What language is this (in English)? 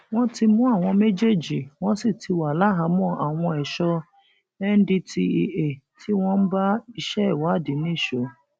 Yoruba